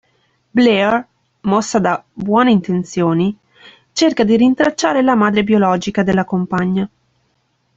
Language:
Italian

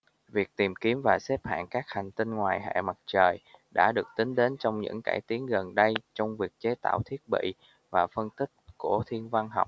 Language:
Vietnamese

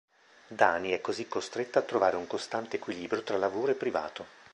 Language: Italian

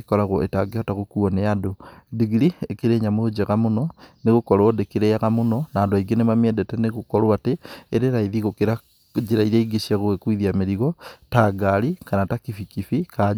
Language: Kikuyu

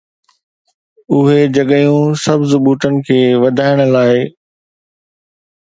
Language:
Sindhi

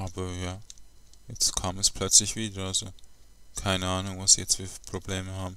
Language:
German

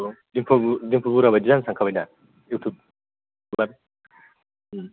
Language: Bodo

